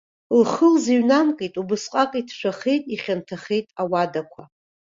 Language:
Abkhazian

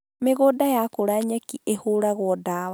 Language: Kikuyu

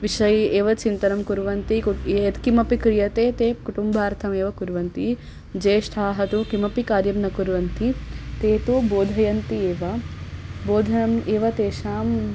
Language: Sanskrit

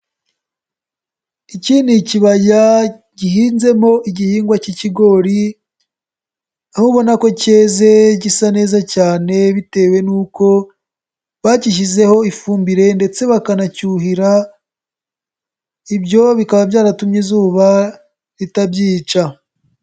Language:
Kinyarwanda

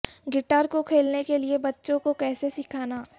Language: Urdu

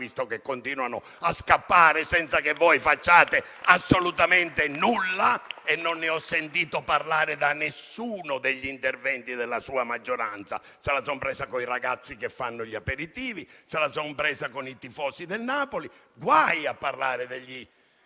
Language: Italian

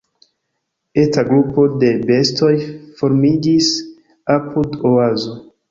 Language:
Esperanto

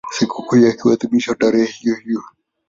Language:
Swahili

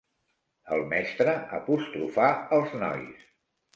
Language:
Catalan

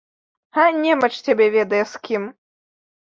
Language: Belarusian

